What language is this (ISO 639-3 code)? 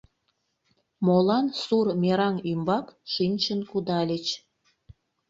chm